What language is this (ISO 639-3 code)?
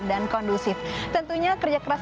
ind